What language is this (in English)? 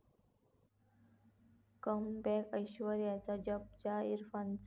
Marathi